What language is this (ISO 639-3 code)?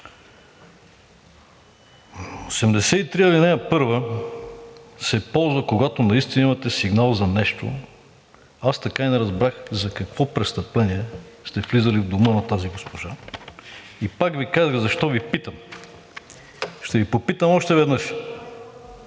bul